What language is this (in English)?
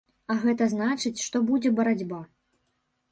Belarusian